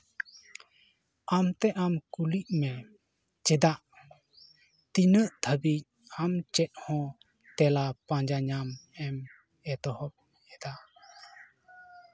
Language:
Santali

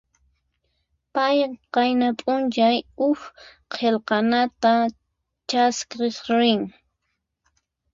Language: Puno Quechua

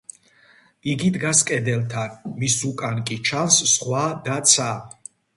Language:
Georgian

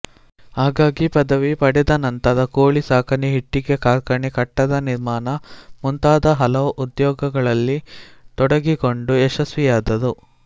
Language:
Kannada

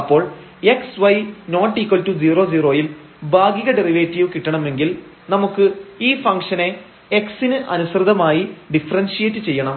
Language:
Malayalam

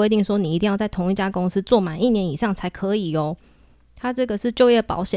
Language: Chinese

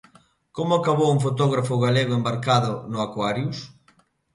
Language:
Galician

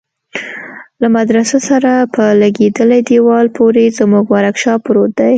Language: Pashto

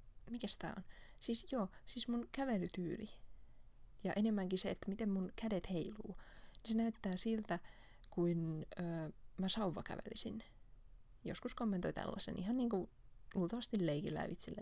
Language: Finnish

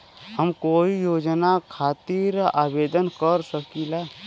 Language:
Bhojpuri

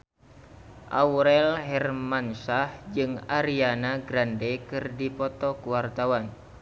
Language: Sundanese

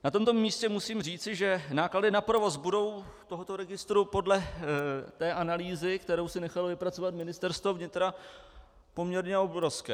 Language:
Czech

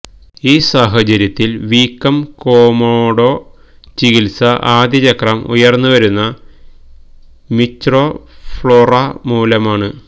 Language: Malayalam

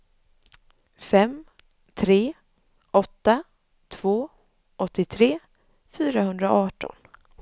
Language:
Swedish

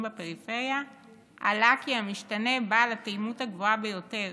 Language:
Hebrew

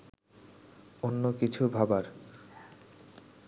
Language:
Bangla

